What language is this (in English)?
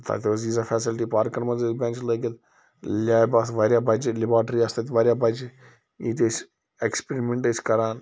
Kashmiri